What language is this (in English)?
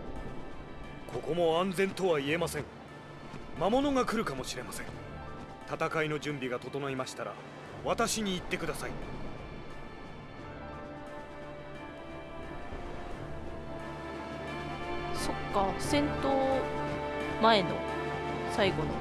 Japanese